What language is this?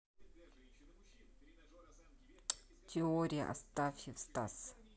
Russian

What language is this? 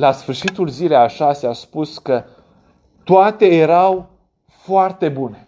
Romanian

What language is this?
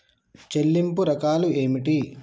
Telugu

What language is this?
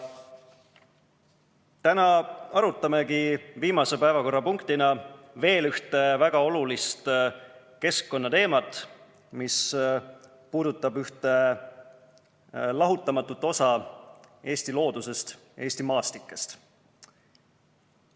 Estonian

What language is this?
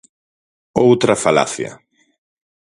Galician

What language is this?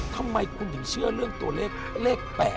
Thai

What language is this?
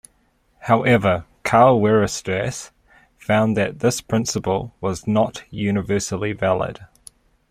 English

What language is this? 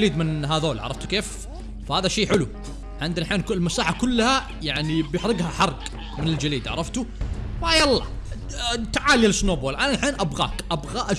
Arabic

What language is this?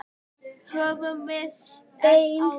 Icelandic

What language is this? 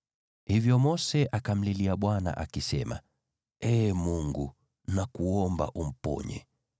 Swahili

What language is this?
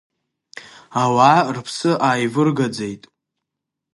Abkhazian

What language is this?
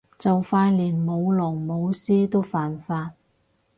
Cantonese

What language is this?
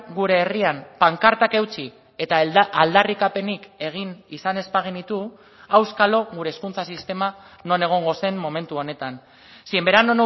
Basque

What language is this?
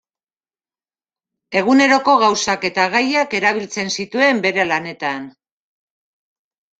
Basque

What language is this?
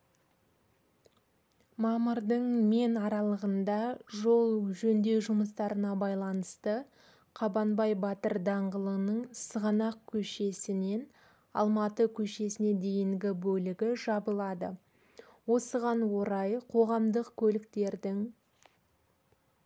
Kazakh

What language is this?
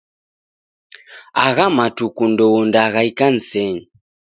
Taita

